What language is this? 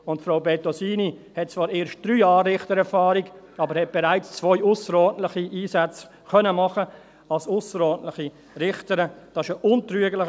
Swiss German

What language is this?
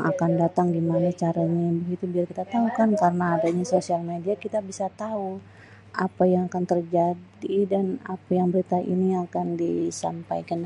Betawi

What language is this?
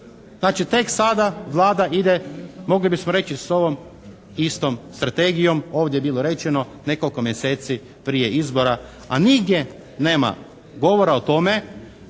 Croatian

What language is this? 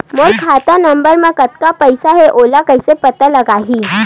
Chhattisgarhi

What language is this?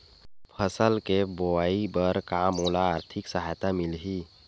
Chhattisgarhi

